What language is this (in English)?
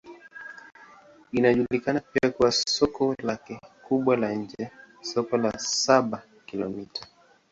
Swahili